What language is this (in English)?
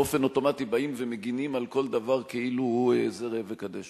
Hebrew